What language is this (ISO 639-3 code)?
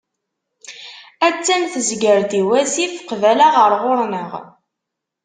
kab